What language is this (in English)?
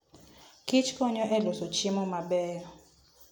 Luo (Kenya and Tanzania)